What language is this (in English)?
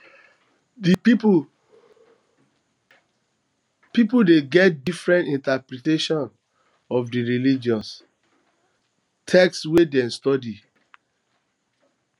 Nigerian Pidgin